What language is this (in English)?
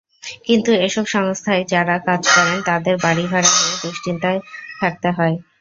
Bangla